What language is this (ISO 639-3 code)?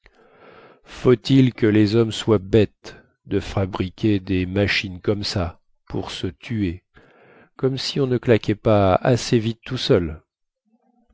fra